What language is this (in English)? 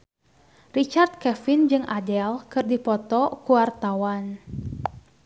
Sundanese